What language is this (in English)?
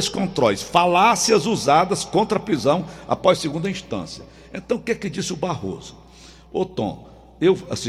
Portuguese